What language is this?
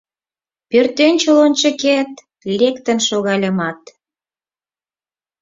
Mari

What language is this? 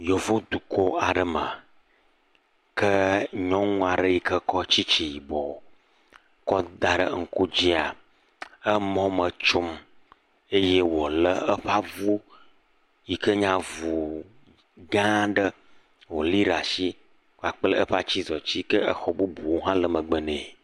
Ewe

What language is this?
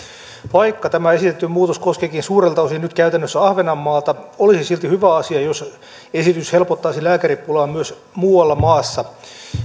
Finnish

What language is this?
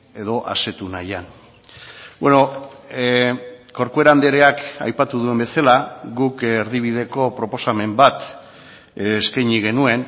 Basque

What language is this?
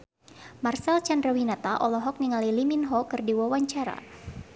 Sundanese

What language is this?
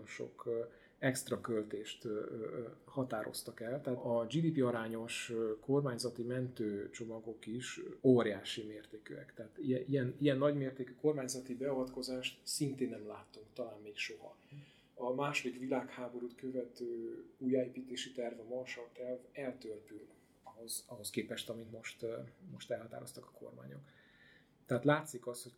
Hungarian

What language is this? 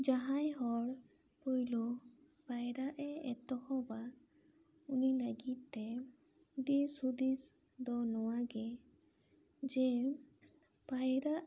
Santali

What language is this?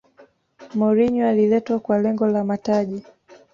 Swahili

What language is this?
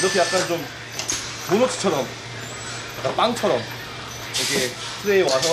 Korean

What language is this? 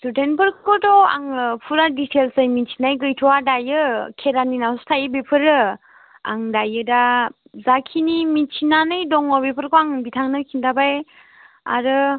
Bodo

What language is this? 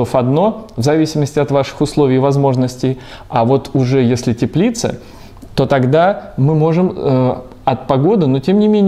Russian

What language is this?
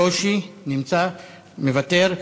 Hebrew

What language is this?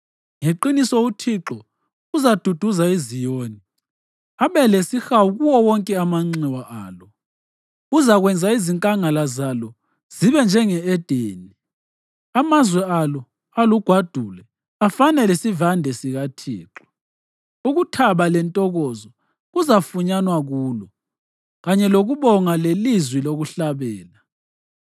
North Ndebele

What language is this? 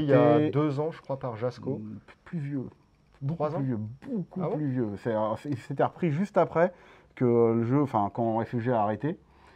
French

